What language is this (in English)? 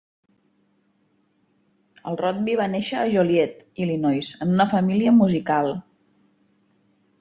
Catalan